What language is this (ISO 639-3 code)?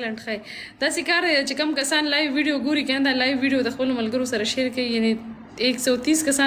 ara